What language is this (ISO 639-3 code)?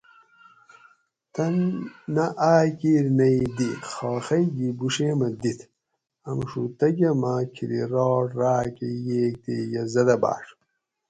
gwc